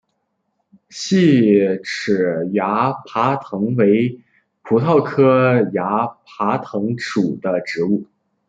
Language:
Chinese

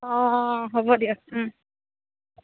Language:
Assamese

